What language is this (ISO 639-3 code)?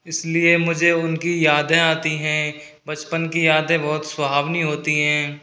hin